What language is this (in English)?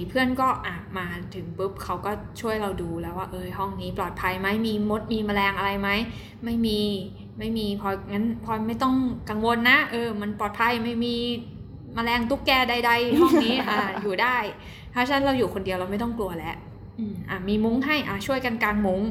Thai